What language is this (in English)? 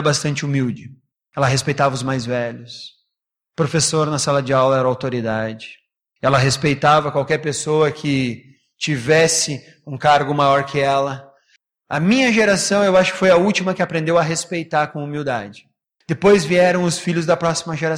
Portuguese